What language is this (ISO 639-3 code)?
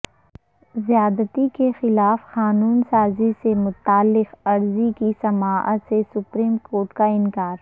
urd